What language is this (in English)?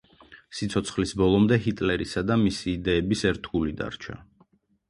Georgian